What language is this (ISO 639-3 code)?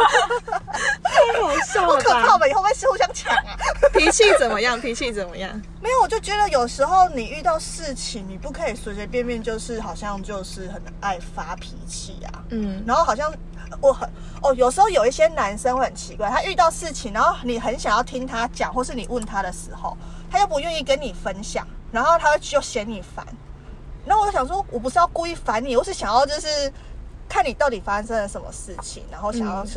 zho